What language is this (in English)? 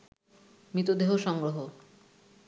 Bangla